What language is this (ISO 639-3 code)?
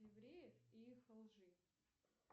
rus